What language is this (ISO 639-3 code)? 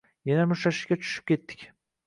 uzb